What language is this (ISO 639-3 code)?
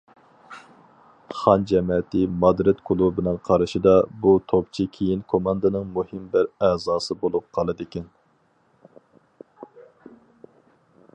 uig